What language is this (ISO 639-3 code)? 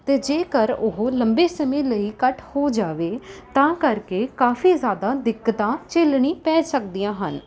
pan